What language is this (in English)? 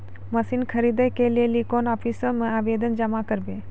Maithili